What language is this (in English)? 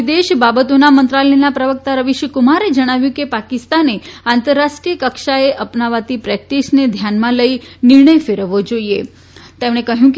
Gujarati